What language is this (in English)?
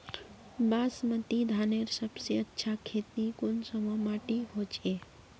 Magahi